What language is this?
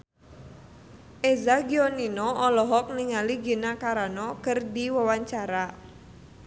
Sundanese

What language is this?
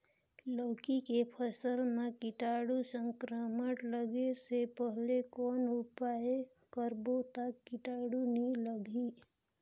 Chhattisgarhi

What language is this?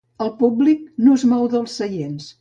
Catalan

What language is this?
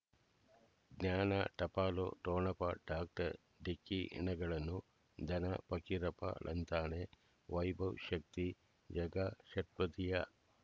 Kannada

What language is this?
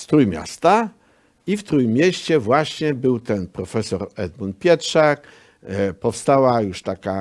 Polish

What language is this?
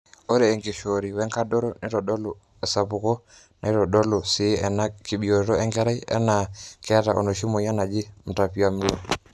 Masai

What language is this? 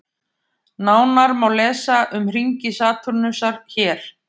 Icelandic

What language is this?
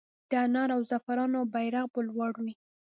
Pashto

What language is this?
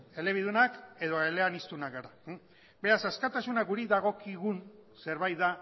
Basque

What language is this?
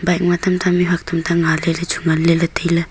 Wancho Naga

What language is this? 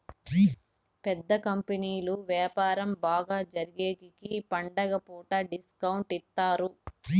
Telugu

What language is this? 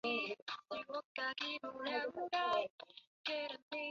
Chinese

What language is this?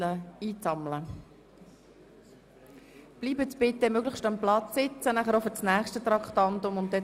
Swiss German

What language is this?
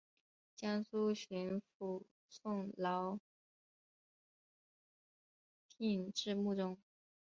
Chinese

